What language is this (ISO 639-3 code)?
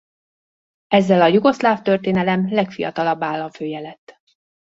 hun